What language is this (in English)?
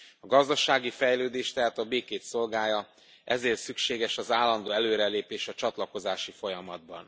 Hungarian